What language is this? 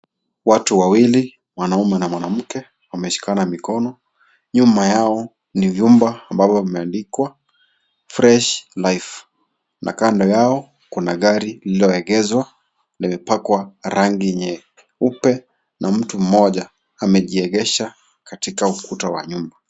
Swahili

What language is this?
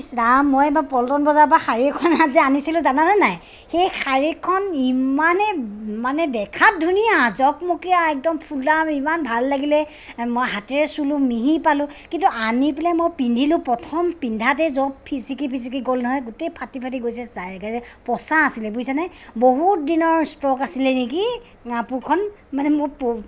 Assamese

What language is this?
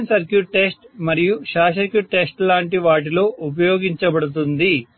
Telugu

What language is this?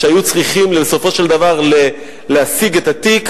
Hebrew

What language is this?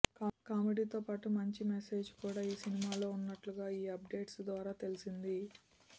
Telugu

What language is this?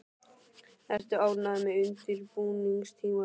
Icelandic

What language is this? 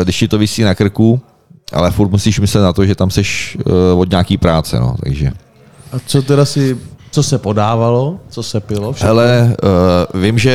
Czech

